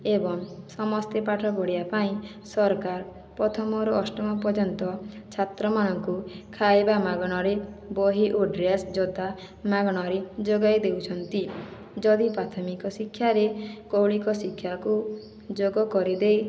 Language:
Odia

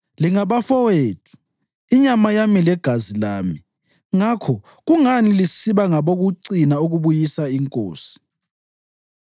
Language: North Ndebele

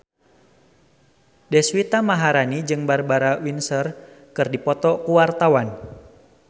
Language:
Sundanese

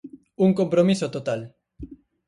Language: Galician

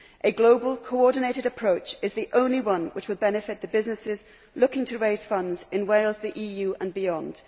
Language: English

